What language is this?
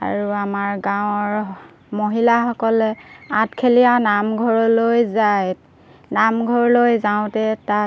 Assamese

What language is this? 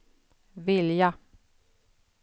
Swedish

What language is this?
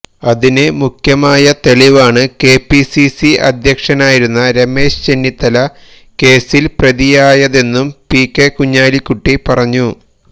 Malayalam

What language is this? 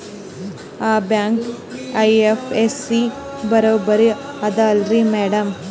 Kannada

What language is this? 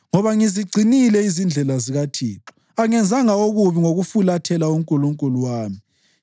North Ndebele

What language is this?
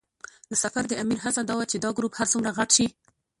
Pashto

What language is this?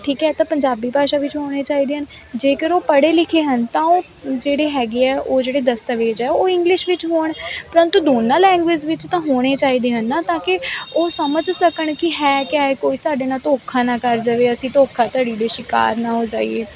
Punjabi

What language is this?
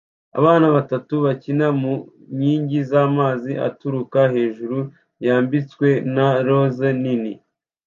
Kinyarwanda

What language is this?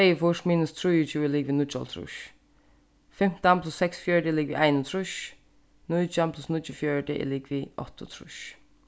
Faroese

